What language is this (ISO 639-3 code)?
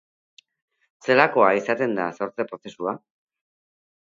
eus